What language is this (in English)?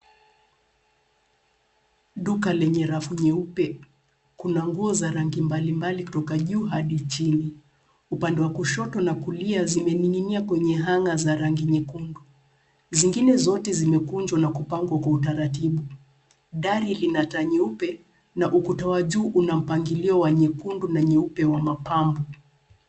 Swahili